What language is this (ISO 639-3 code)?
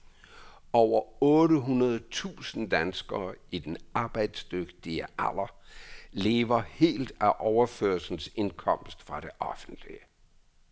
dan